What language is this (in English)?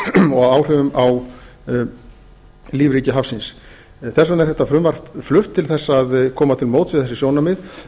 Icelandic